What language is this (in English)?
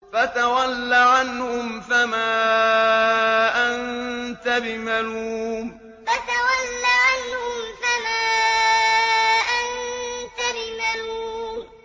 Arabic